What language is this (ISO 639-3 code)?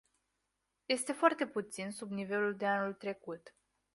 ron